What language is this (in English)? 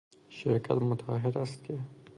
Persian